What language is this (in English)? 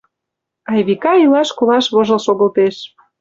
Mari